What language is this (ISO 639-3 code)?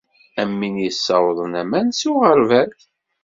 kab